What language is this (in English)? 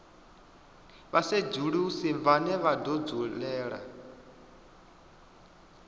Venda